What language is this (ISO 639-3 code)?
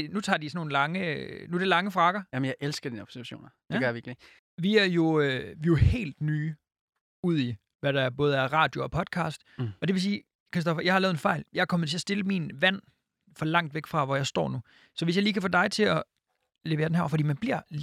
dan